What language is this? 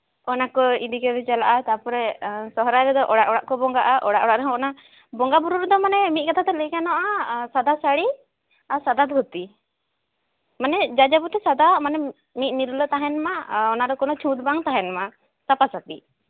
Santali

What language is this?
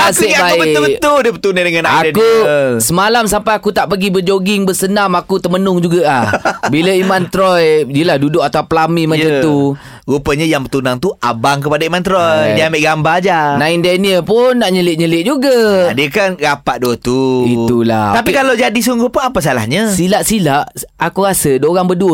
Malay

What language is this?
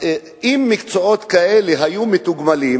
Hebrew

